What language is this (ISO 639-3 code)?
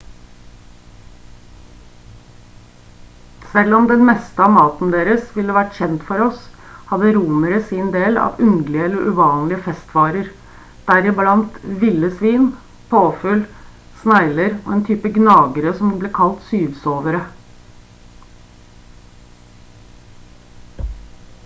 nob